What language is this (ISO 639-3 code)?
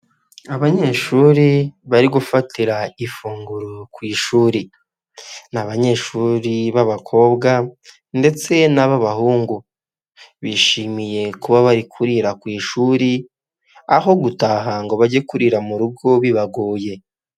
kin